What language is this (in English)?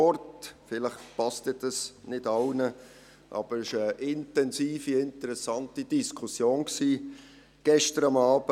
Swiss German